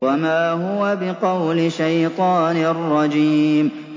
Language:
Arabic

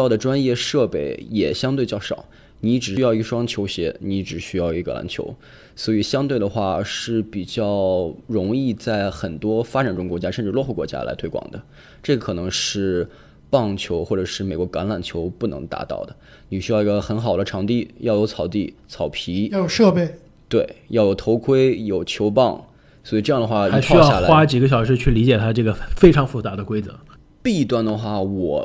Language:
Chinese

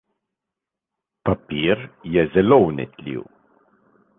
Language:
Slovenian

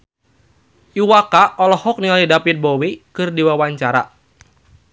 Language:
Sundanese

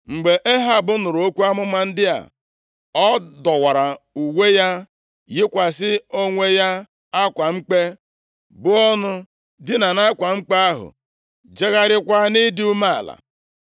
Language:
Igbo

